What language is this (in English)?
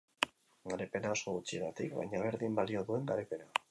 Basque